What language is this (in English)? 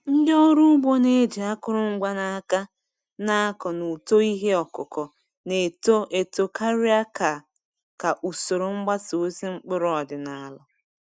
Igbo